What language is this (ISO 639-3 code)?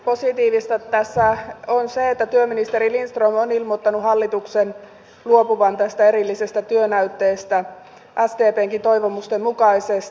fin